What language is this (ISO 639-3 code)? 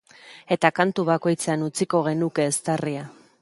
eus